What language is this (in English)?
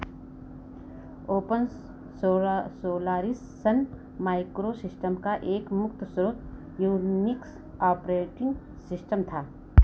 Hindi